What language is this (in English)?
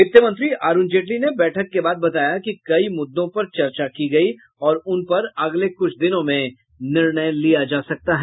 Hindi